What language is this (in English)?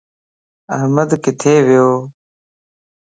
Lasi